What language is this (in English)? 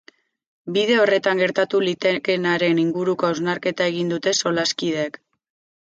Basque